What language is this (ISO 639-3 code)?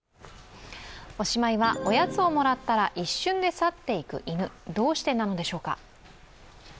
jpn